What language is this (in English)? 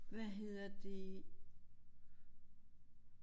Danish